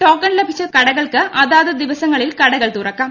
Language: Malayalam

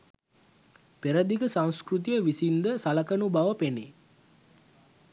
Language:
Sinhala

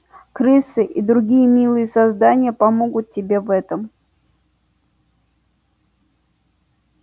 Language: Russian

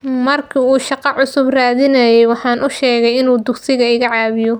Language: Somali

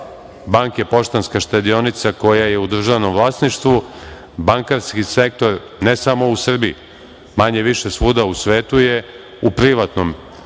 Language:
Serbian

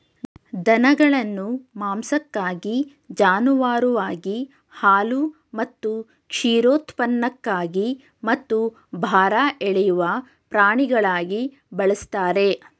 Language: Kannada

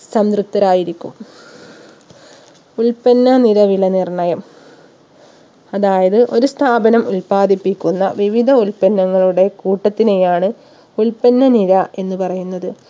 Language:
Malayalam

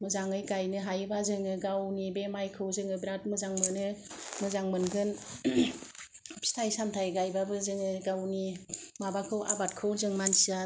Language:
Bodo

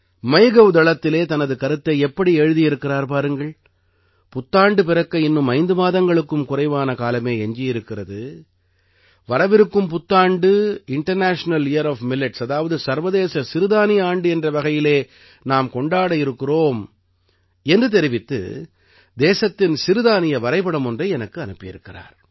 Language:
Tamil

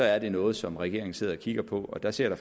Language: Danish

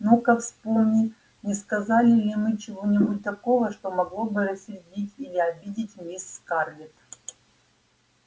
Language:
Russian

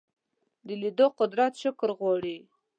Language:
Pashto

